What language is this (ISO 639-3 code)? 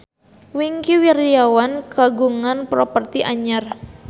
sun